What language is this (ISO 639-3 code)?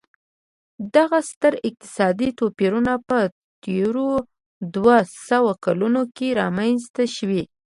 pus